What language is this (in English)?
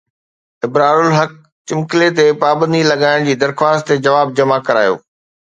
Sindhi